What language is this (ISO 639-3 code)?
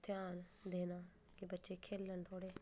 doi